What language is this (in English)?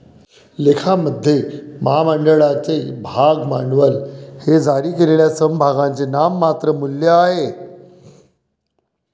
Marathi